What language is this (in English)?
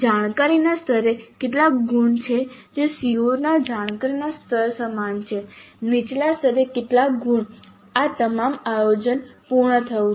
Gujarati